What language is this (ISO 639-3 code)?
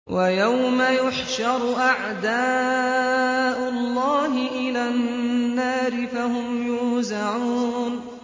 ara